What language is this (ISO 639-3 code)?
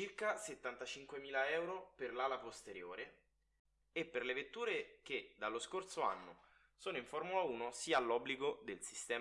ita